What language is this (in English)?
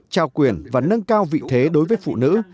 Vietnamese